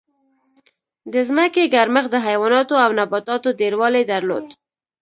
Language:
Pashto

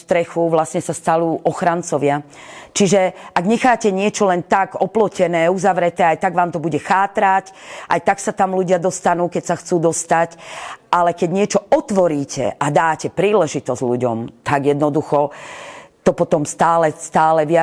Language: Slovak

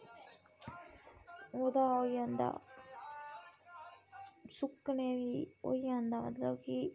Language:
Dogri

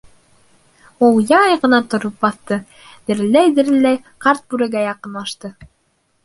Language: Bashkir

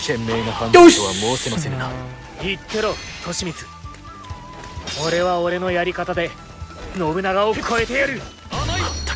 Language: Japanese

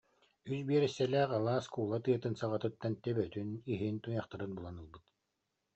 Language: Yakut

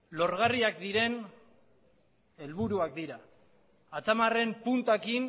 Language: Basque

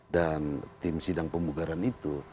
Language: Indonesian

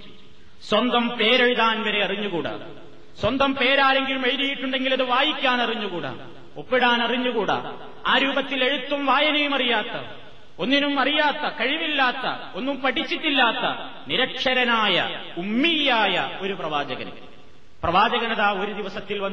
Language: Malayalam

